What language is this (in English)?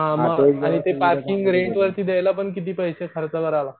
Marathi